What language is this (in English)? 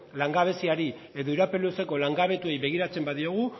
Basque